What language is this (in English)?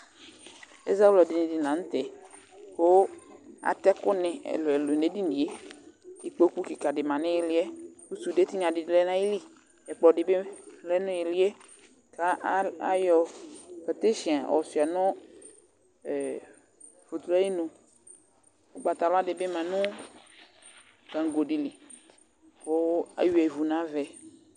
Ikposo